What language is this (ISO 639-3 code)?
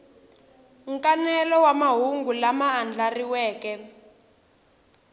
tso